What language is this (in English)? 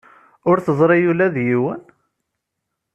Kabyle